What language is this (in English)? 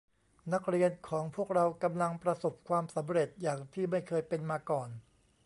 Thai